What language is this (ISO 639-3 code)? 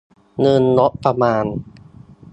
tha